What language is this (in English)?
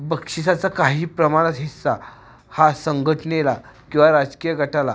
Marathi